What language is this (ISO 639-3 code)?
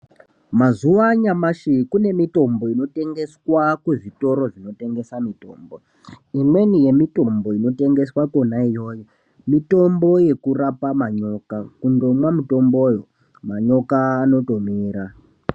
ndc